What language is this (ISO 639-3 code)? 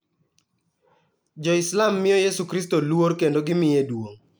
luo